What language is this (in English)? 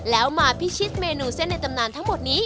Thai